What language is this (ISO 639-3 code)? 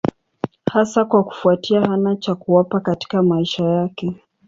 swa